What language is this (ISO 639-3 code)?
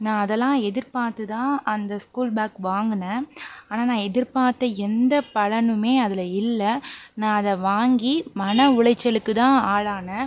tam